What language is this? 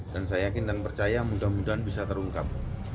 Indonesian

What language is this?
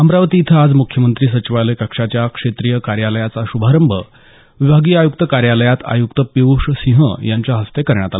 Marathi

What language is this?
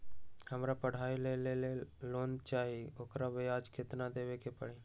Magahi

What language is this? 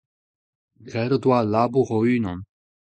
Breton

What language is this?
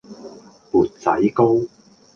Cantonese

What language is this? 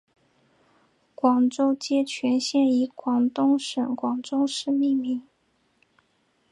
Chinese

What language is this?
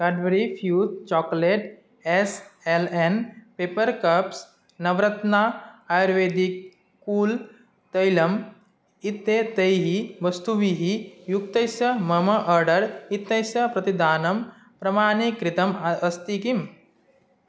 Sanskrit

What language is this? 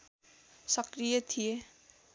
Nepali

